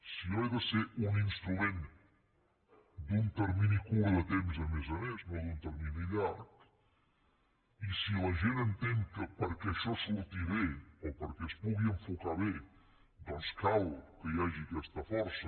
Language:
Catalan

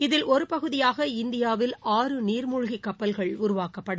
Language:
Tamil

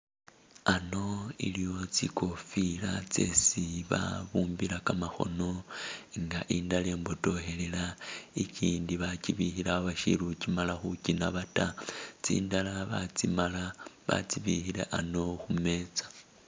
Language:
Masaaba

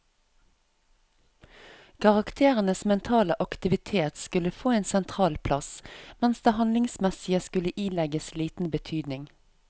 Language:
Norwegian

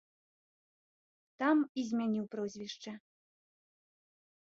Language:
Belarusian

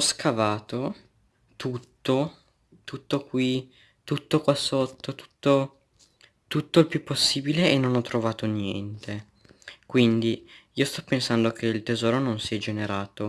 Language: Italian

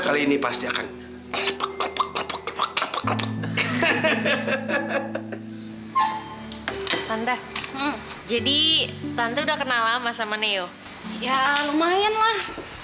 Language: Indonesian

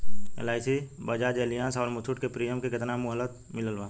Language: Bhojpuri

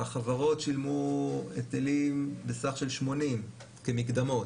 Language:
Hebrew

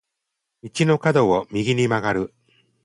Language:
Japanese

